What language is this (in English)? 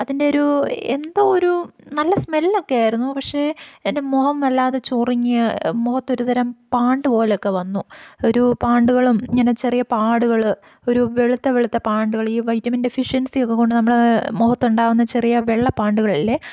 Malayalam